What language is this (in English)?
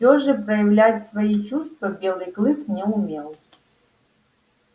Russian